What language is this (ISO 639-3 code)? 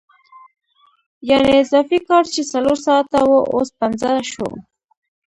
pus